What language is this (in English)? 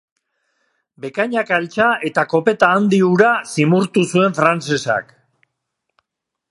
Basque